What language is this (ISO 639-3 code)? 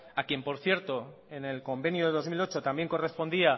spa